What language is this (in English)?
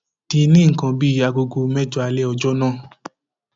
Yoruba